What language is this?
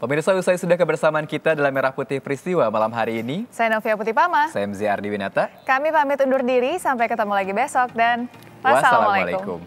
Indonesian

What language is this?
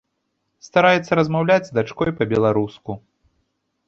Belarusian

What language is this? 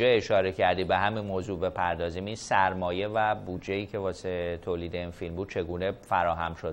Persian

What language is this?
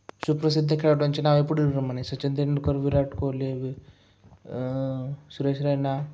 Marathi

